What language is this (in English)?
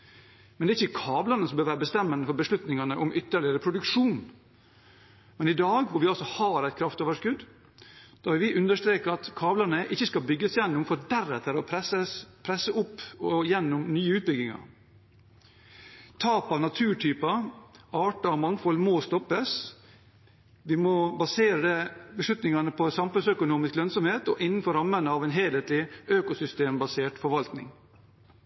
Norwegian Bokmål